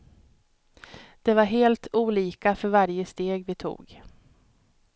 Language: Swedish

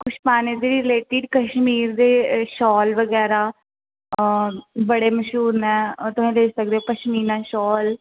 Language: Dogri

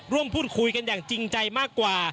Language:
Thai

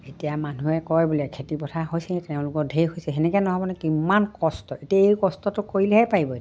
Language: Assamese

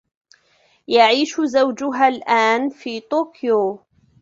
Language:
Arabic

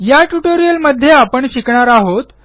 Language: Marathi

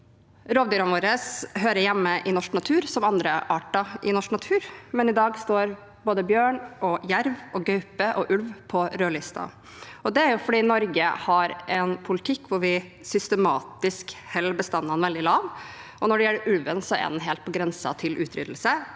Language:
Norwegian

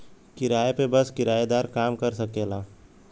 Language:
Bhojpuri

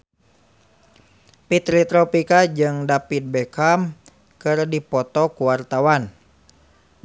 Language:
Sundanese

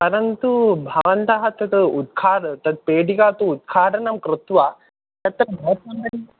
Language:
Sanskrit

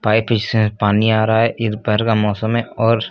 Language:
Hindi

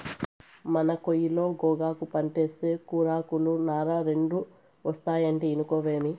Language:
Telugu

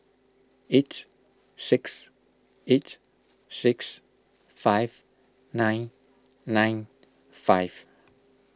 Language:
English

